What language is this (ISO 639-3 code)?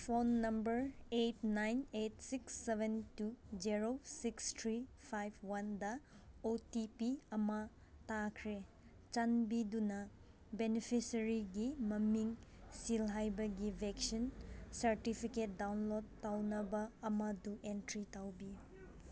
mni